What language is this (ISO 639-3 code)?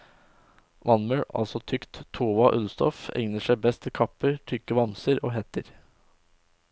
nor